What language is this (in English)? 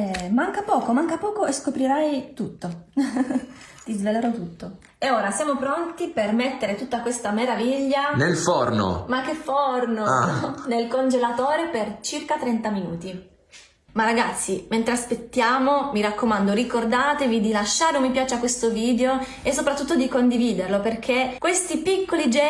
Italian